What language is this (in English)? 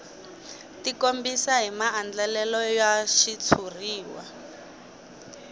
Tsonga